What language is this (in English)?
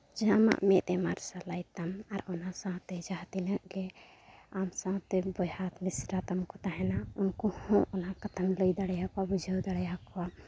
Santali